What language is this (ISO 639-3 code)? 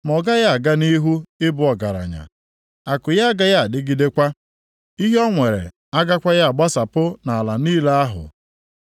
ibo